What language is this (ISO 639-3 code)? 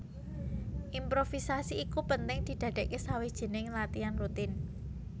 jav